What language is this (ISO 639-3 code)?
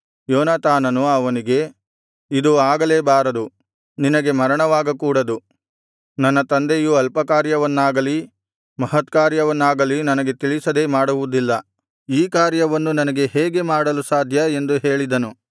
kan